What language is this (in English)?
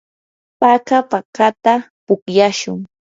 Yanahuanca Pasco Quechua